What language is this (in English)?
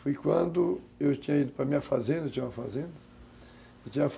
Portuguese